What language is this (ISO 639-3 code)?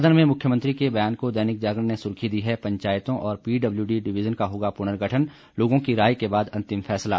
hin